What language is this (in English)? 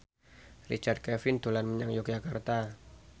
Javanese